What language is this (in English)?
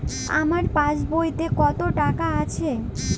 Bangla